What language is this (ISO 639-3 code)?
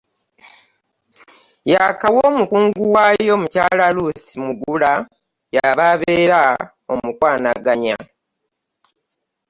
lug